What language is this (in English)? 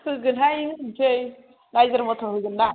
Bodo